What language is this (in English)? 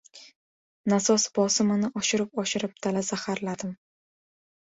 Uzbek